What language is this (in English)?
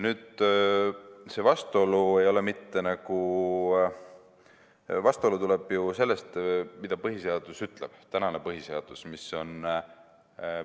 Estonian